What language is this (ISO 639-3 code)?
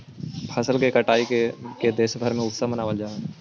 mag